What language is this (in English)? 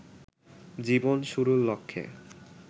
Bangla